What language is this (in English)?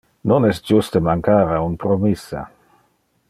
Interlingua